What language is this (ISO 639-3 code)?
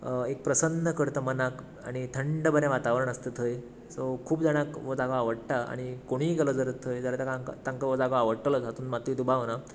kok